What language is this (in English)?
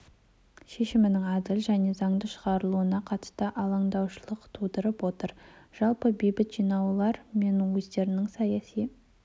Kazakh